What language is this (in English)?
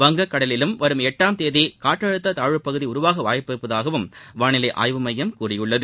Tamil